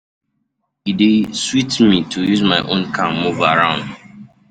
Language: Nigerian Pidgin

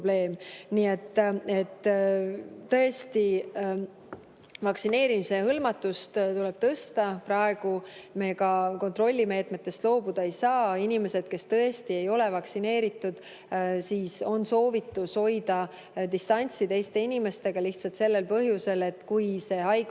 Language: Estonian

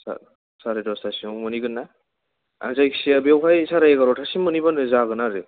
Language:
Bodo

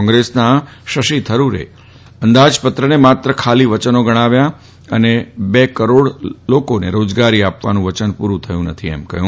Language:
Gujarati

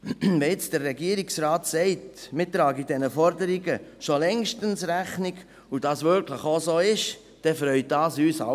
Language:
Swiss German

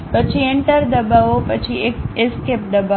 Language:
Gujarati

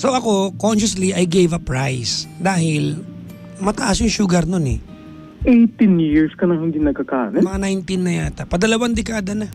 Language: Filipino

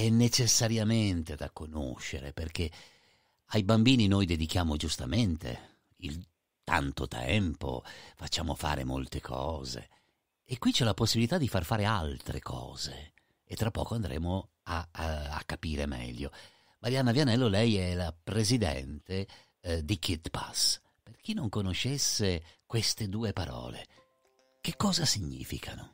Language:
Italian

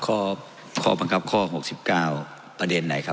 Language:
Thai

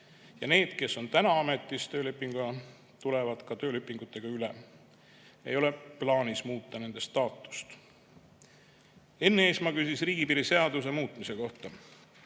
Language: Estonian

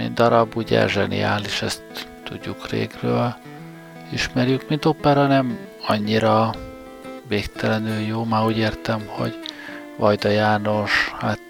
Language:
Hungarian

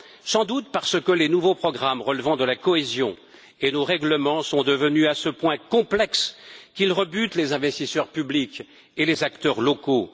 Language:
French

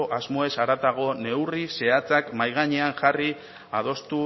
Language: Basque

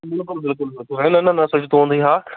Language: Kashmiri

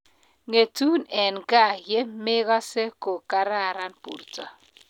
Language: Kalenjin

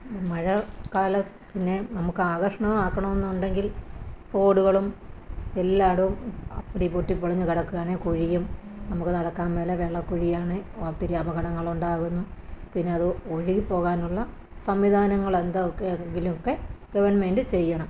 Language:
Malayalam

